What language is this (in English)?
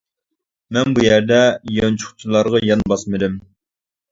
Uyghur